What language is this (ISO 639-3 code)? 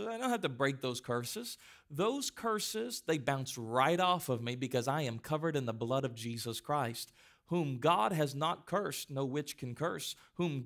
eng